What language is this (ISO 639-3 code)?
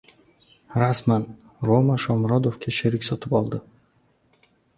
uzb